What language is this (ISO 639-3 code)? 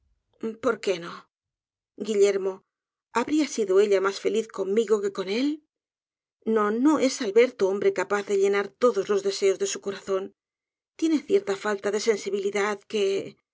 spa